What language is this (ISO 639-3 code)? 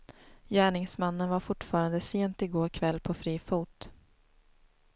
swe